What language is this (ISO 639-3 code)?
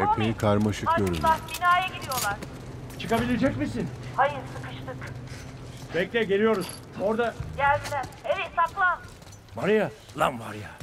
tur